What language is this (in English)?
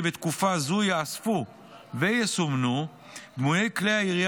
Hebrew